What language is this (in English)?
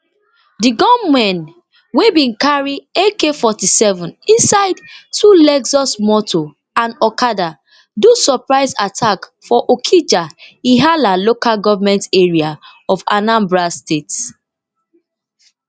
Nigerian Pidgin